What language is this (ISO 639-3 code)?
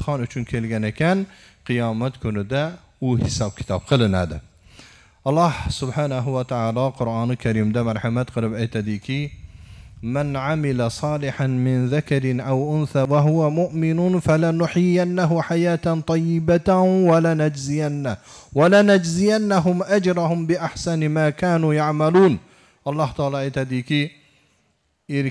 tur